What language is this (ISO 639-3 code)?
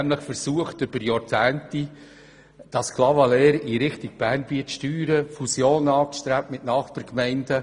gsw